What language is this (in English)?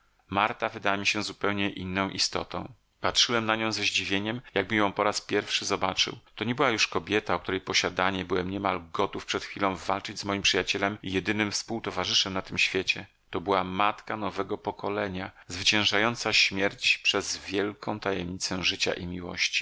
Polish